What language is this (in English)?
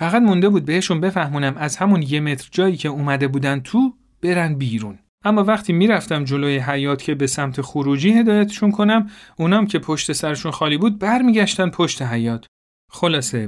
Persian